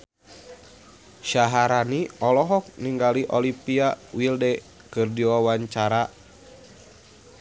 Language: Sundanese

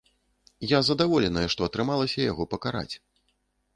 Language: Belarusian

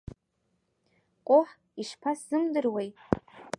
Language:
Abkhazian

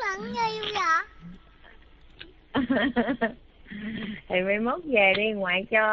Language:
Vietnamese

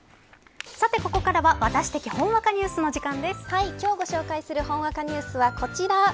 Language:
Japanese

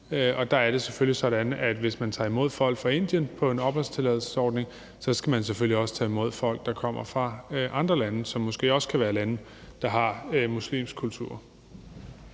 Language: Danish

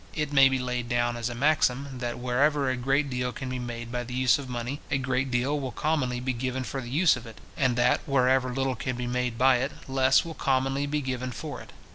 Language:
English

